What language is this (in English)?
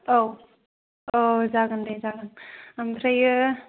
Bodo